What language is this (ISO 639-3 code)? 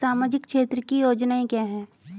hin